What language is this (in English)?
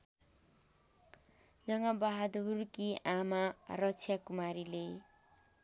Nepali